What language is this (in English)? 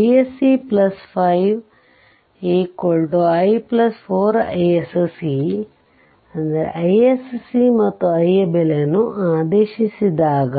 Kannada